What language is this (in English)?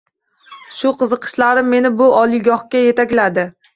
Uzbek